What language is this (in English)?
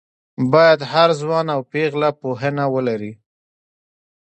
Pashto